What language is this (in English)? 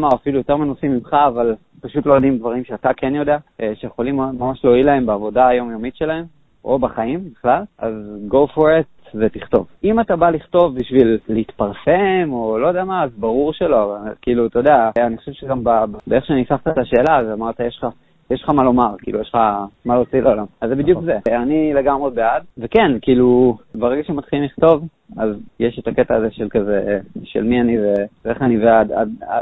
Hebrew